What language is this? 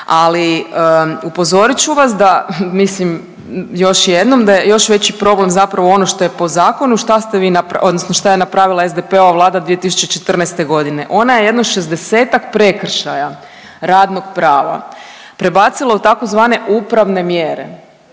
Croatian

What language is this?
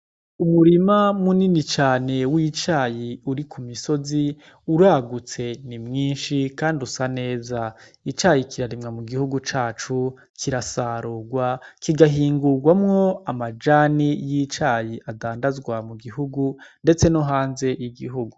Rundi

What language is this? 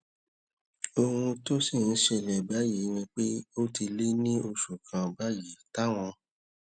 Yoruba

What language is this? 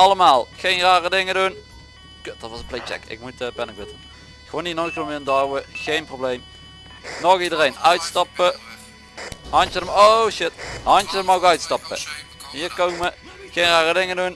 Dutch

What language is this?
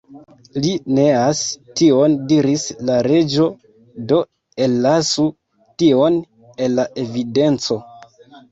Esperanto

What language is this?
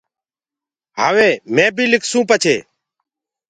Gurgula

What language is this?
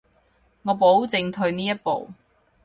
Cantonese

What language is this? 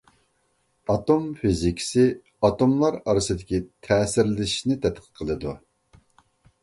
Uyghur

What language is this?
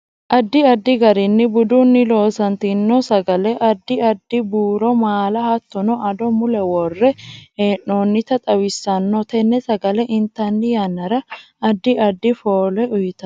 Sidamo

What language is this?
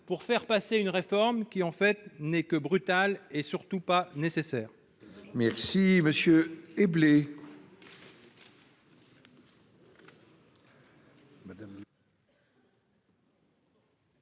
French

